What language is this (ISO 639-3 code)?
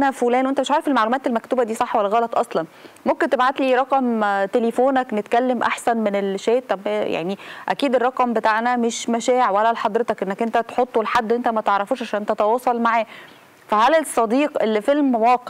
ara